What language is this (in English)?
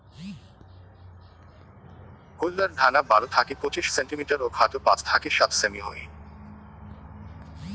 Bangla